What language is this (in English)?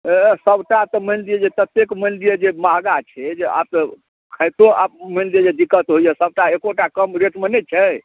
Maithili